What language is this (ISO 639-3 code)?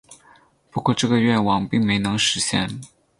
zho